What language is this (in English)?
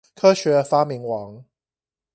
Chinese